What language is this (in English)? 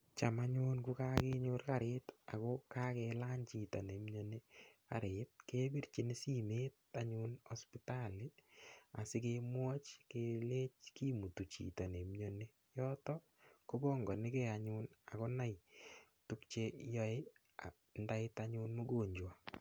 Kalenjin